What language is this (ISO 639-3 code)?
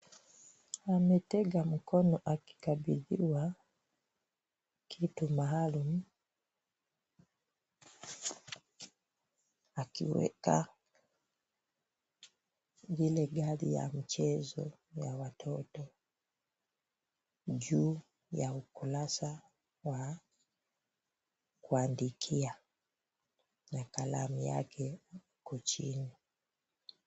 swa